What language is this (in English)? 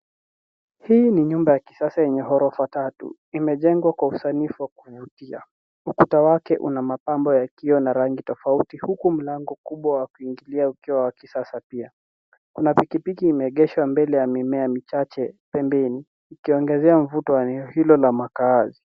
Swahili